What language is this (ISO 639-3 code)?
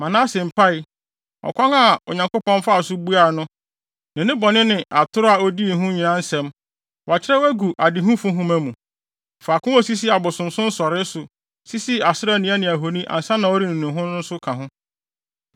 aka